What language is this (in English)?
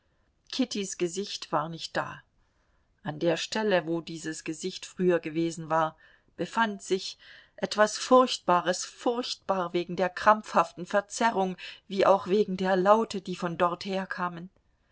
German